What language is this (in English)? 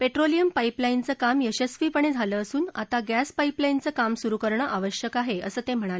Marathi